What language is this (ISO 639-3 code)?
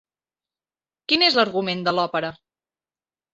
cat